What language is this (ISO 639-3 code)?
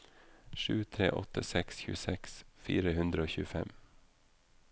nor